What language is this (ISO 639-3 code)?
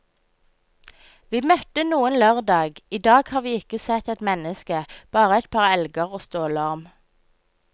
nor